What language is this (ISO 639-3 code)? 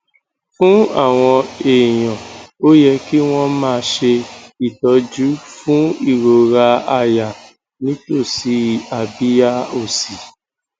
yor